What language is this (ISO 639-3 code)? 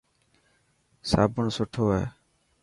mki